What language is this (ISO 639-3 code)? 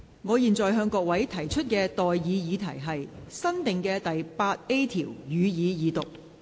yue